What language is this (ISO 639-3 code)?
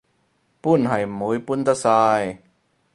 yue